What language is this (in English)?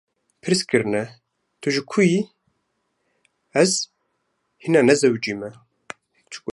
Kurdish